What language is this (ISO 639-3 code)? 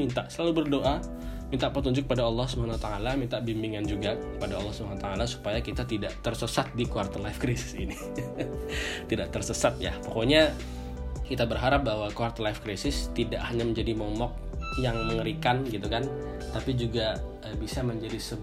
ind